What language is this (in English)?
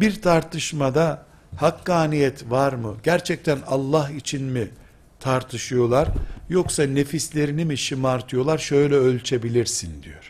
Turkish